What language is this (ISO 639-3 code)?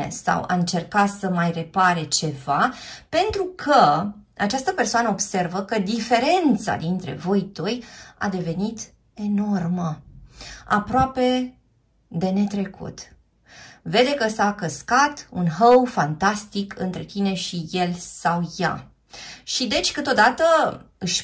ron